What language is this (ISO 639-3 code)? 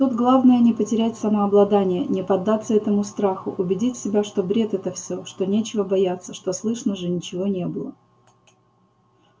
rus